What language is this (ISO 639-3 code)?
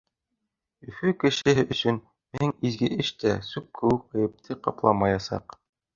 bak